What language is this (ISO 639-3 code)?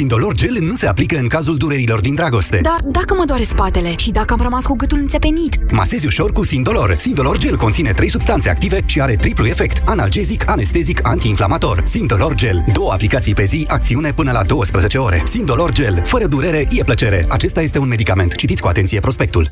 ron